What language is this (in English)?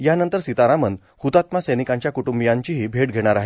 Marathi